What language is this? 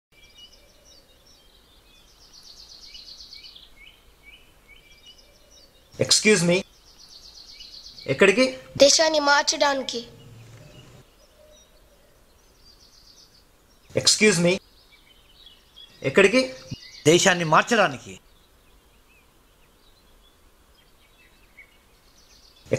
Dutch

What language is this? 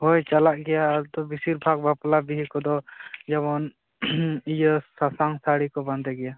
Santali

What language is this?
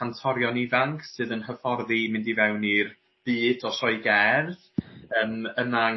Welsh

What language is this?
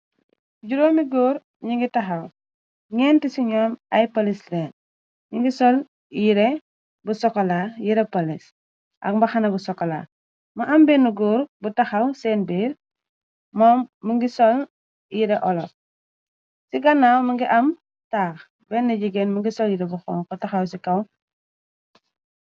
Wolof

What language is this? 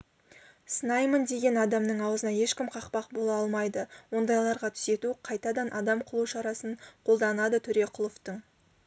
Kazakh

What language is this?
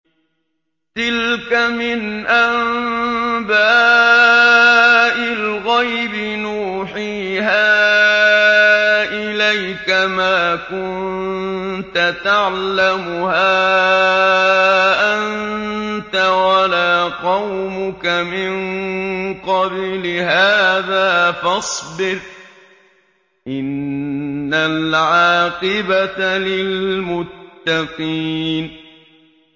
Arabic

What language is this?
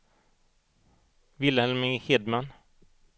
Swedish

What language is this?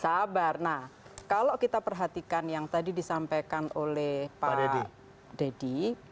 Indonesian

